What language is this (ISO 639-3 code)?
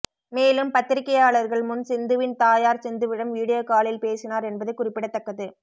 tam